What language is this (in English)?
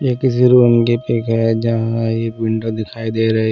Hindi